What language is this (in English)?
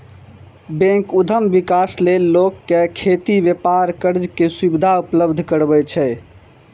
Maithili